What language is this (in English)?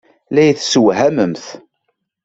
Kabyle